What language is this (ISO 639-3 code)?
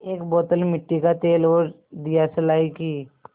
hin